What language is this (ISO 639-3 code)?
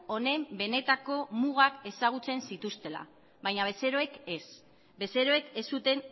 eus